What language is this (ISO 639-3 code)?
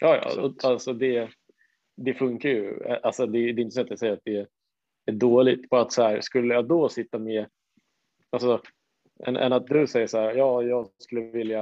swe